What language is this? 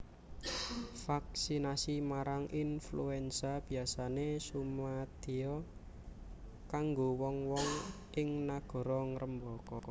Javanese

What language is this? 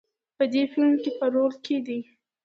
Pashto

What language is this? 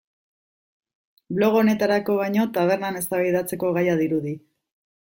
Basque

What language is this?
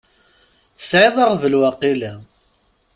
Kabyle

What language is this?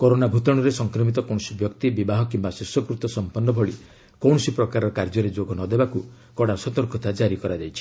Odia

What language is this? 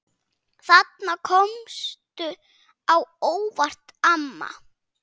Icelandic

